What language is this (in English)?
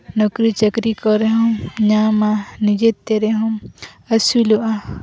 Santali